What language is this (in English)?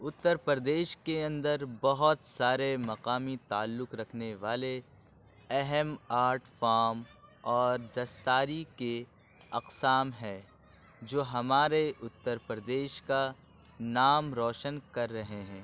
Urdu